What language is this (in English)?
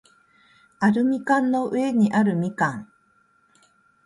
Japanese